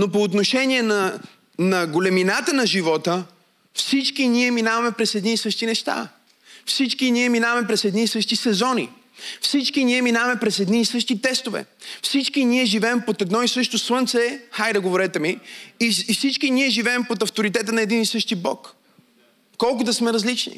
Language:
Bulgarian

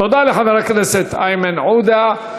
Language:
Hebrew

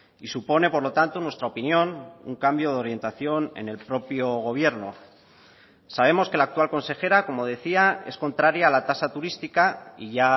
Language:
Spanish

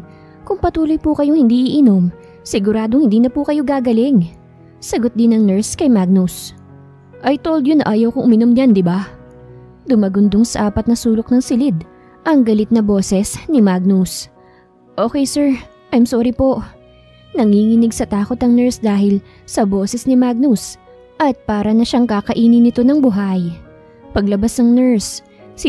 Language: Filipino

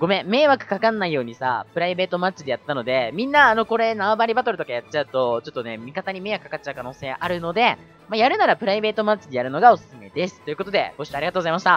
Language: Japanese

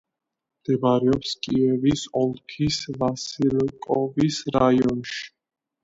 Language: Georgian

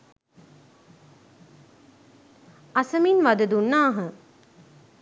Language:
Sinhala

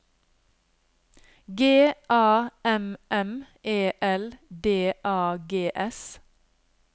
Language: Norwegian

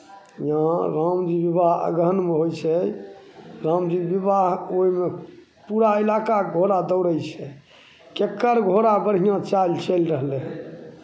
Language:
Maithili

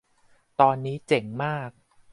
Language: Thai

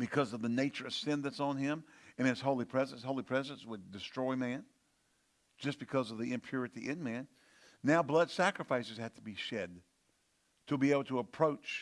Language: English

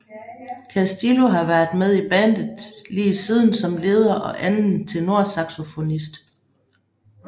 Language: Danish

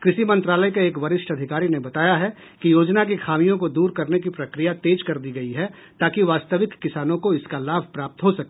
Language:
Hindi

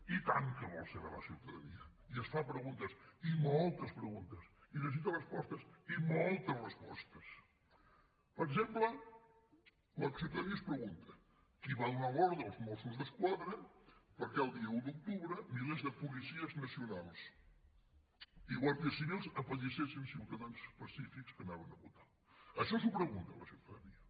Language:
Catalan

